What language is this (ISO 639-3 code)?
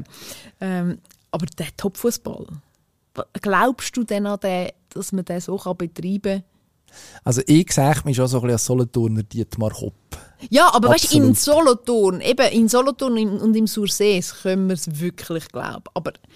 deu